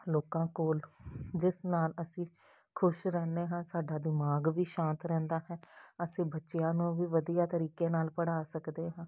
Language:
Punjabi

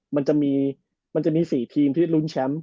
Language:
Thai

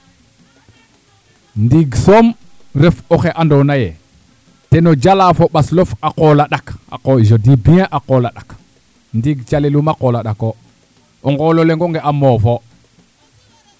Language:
Serer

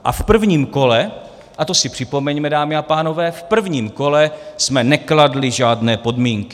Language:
Czech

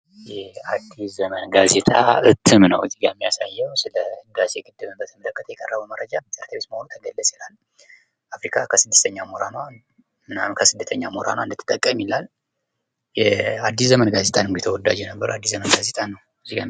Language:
Amharic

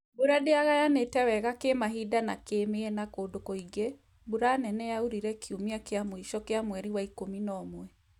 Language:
Kikuyu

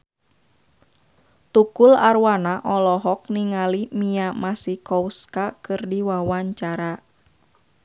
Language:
Sundanese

